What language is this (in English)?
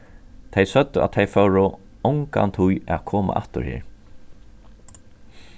Faroese